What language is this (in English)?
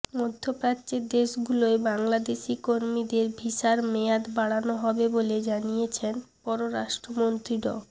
Bangla